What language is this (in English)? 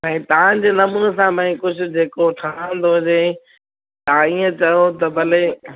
Sindhi